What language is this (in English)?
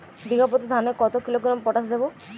Bangla